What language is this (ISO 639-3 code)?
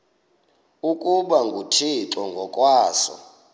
xho